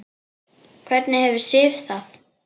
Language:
Icelandic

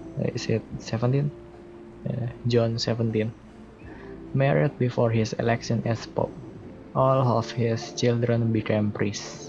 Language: Indonesian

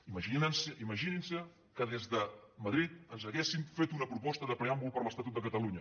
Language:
Catalan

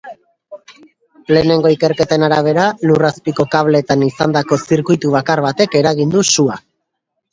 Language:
Basque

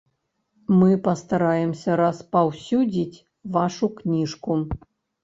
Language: Belarusian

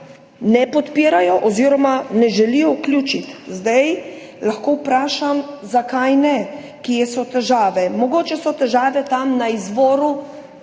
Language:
Slovenian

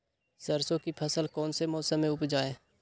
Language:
Magahi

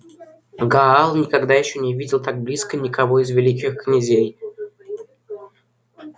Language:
Russian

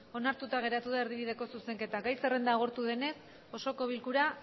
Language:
Basque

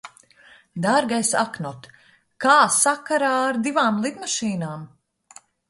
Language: Latvian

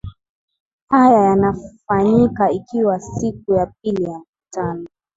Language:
Swahili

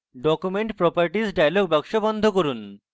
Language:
Bangla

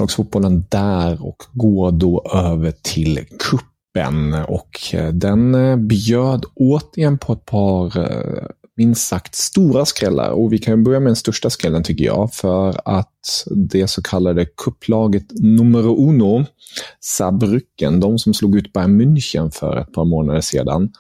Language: Swedish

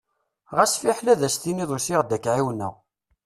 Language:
Kabyle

